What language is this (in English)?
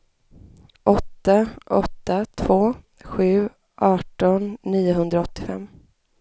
Swedish